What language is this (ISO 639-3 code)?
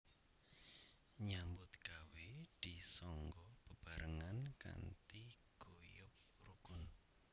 jav